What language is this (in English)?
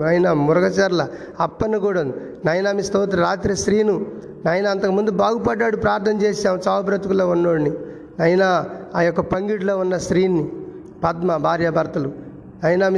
Telugu